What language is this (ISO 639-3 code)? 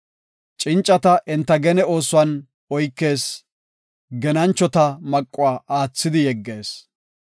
gof